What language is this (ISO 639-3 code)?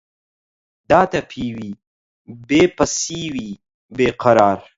ckb